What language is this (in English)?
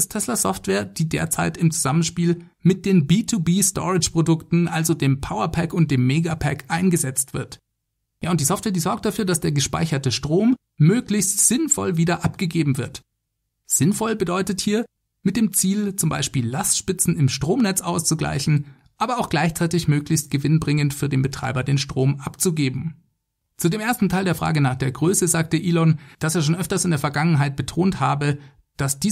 German